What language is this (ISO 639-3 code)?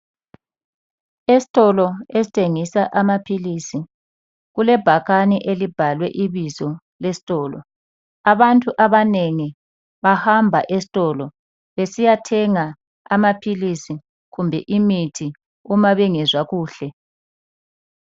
nde